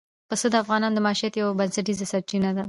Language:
Pashto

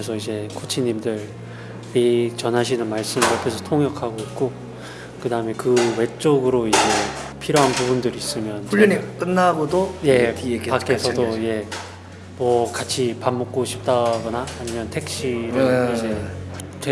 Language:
Korean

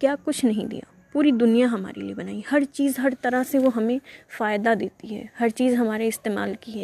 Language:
Urdu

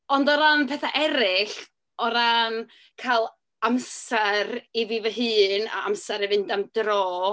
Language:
Welsh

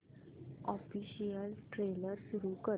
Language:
Marathi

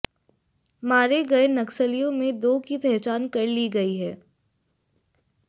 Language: Hindi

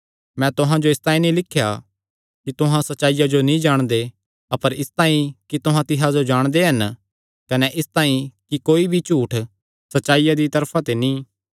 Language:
Kangri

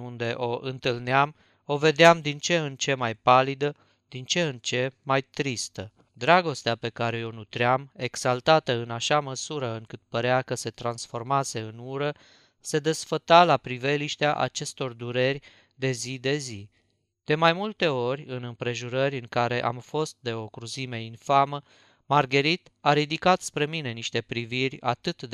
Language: Romanian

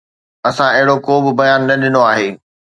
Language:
Sindhi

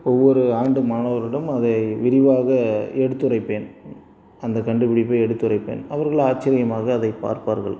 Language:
Tamil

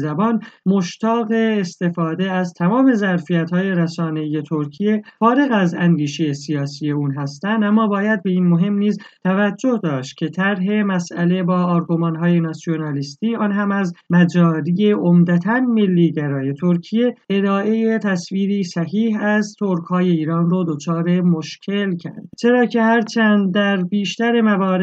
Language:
Persian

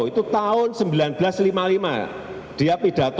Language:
Indonesian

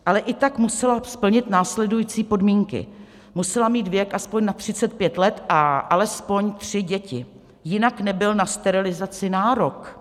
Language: Czech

